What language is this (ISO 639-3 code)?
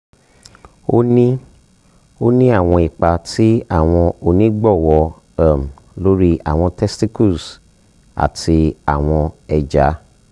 yor